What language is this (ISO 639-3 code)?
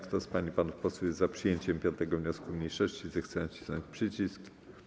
pol